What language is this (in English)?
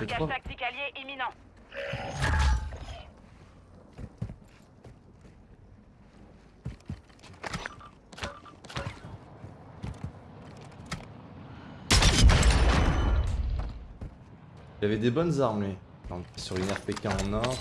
French